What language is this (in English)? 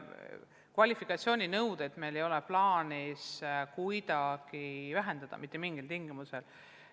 Estonian